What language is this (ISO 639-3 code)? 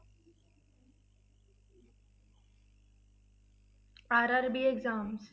pan